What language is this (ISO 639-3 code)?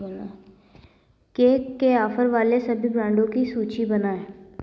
hin